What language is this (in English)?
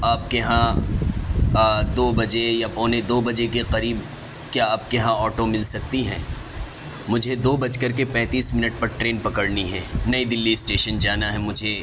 Urdu